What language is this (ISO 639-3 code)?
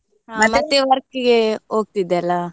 kan